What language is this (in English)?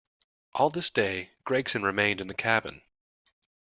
English